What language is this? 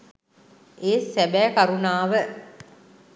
Sinhala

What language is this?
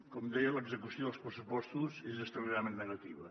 Catalan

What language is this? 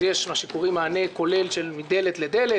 Hebrew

